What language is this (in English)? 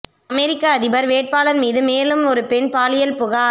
Tamil